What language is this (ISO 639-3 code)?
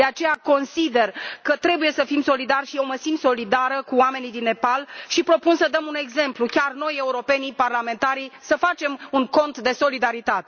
ron